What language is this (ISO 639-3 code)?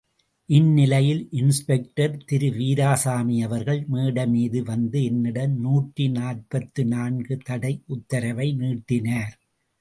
tam